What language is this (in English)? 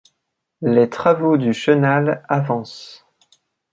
French